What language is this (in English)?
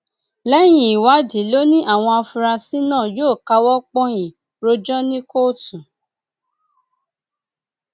Yoruba